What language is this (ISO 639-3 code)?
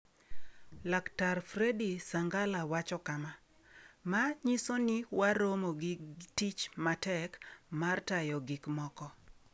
luo